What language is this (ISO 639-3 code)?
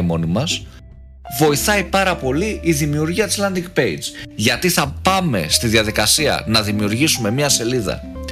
ell